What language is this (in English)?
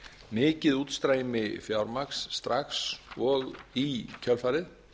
Icelandic